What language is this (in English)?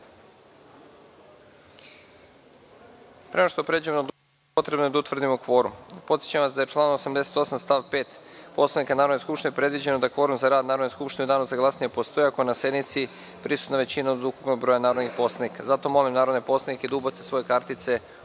Serbian